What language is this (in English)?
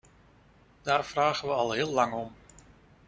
Dutch